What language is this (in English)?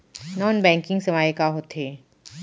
Chhattisgarhi